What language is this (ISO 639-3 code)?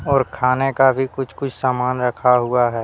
hin